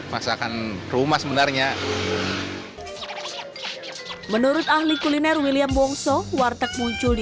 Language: Indonesian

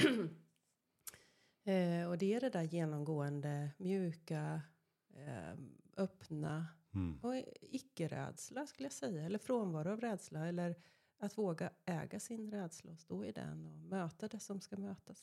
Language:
Swedish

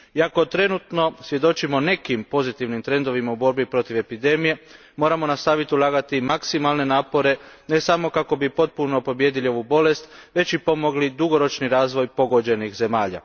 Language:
Croatian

